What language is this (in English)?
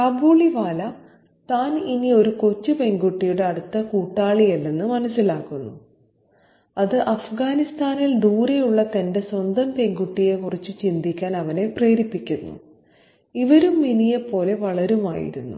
Malayalam